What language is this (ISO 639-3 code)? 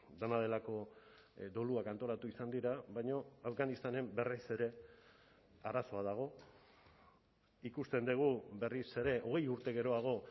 eus